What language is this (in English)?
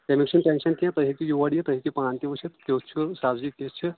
Kashmiri